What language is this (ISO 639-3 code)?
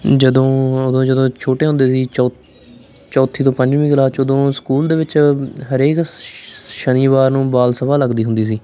pan